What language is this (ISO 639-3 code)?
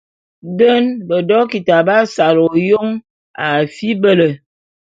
bum